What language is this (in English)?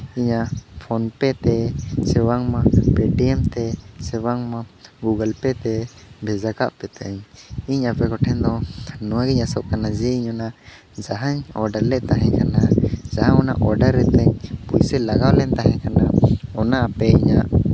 Santali